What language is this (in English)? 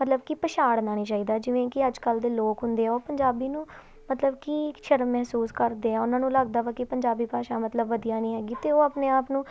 Punjabi